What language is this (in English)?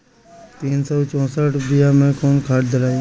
Bhojpuri